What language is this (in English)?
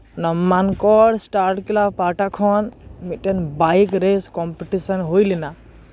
Santali